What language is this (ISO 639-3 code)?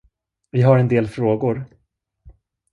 swe